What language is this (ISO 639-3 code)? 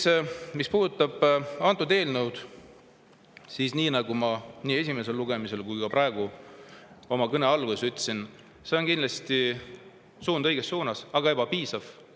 est